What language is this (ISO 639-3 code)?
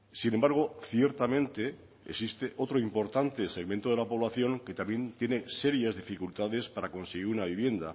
spa